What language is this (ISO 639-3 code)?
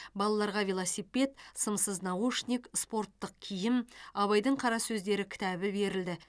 kaz